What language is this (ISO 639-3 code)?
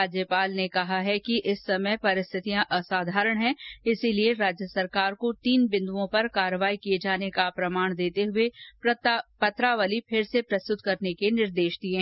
hin